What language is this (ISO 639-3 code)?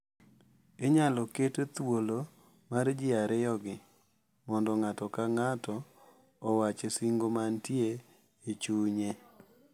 luo